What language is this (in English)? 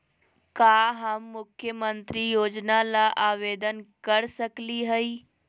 Magahi